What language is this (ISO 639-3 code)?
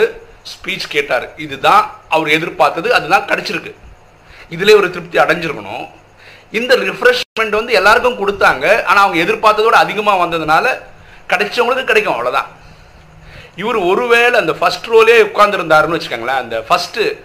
tam